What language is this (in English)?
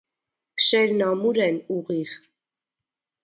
Armenian